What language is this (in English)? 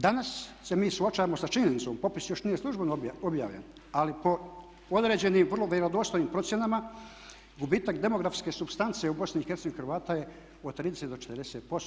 Croatian